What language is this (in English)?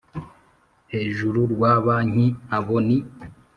Kinyarwanda